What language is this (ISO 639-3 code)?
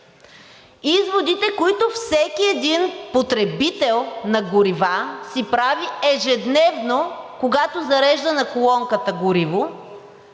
bul